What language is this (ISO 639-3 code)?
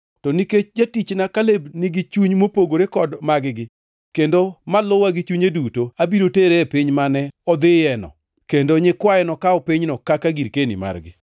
luo